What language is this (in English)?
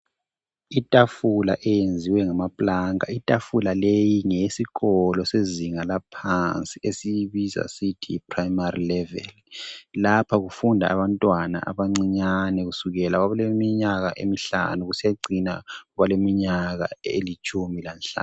North Ndebele